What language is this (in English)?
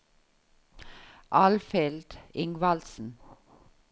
Norwegian